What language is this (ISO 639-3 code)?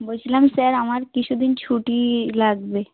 ben